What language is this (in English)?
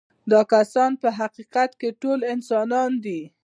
Pashto